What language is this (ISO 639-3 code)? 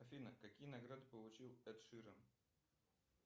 rus